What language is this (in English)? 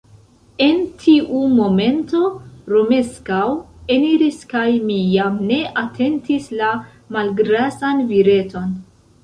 Esperanto